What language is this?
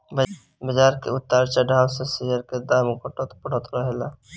Bhojpuri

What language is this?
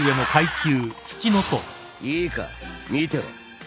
Japanese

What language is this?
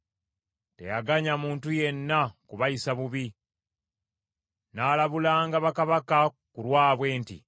Ganda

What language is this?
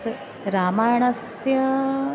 Sanskrit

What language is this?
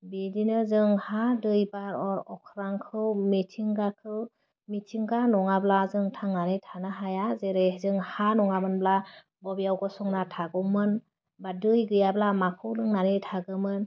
Bodo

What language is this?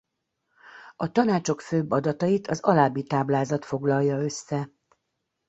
Hungarian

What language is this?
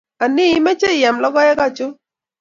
Kalenjin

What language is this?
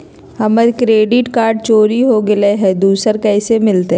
Magahi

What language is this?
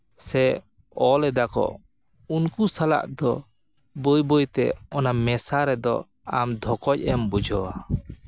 Santali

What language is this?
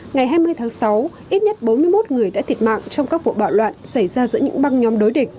Vietnamese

